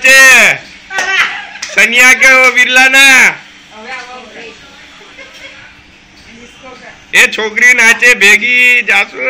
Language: Gujarati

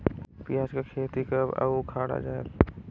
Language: Chhattisgarhi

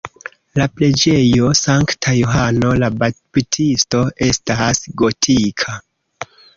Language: Esperanto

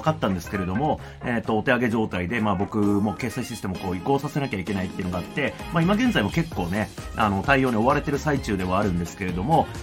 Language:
Japanese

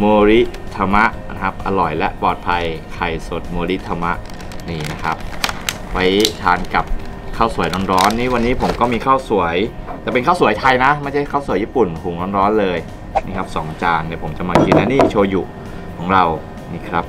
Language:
Thai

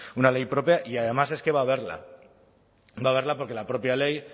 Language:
Spanish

